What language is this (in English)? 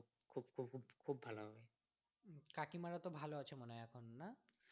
Bangla